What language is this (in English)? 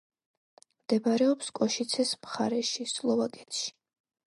Georgian